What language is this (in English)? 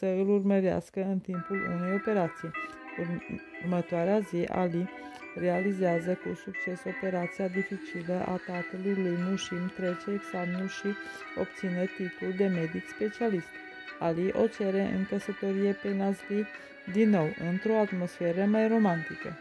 Romanian